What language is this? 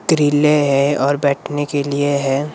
Hindi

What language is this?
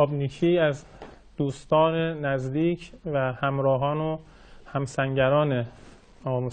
Persian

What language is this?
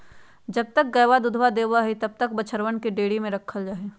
Magahi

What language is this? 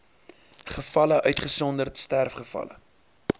Afrikaans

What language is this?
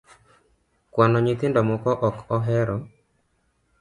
Luo (Kenya and Tanzania)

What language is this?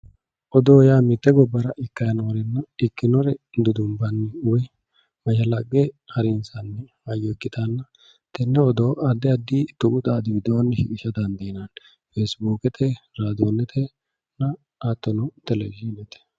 Sidamo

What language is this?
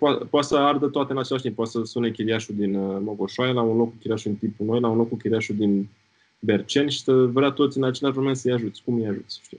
Romanian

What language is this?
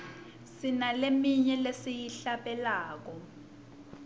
Swati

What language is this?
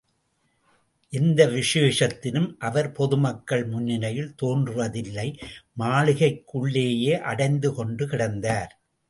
Tamil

